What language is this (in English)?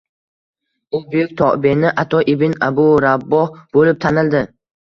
Uzbek